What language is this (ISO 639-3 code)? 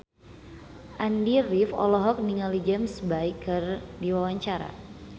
sun